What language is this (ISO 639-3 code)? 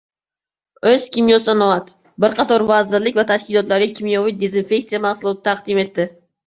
uzb